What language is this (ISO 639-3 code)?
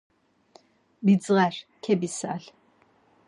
lzz